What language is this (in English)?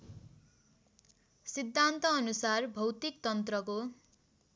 Nepali